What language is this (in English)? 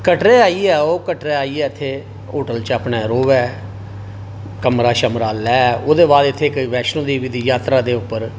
Dogri